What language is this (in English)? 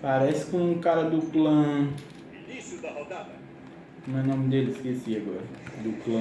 Portuguese